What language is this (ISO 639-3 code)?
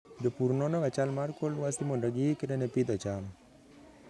luo